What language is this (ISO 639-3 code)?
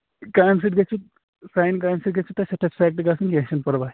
kas